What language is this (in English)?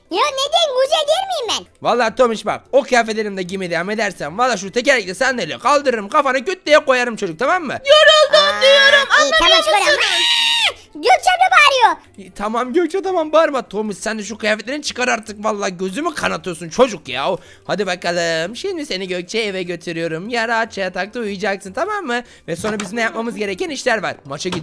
Turkish